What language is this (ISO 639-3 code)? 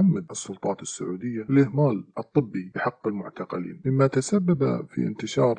ara